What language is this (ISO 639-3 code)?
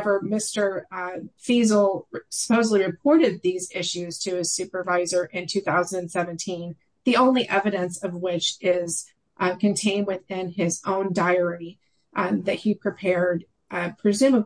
eng